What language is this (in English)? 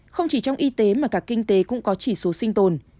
Vietnamese